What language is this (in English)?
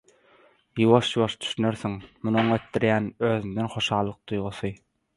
Turkmen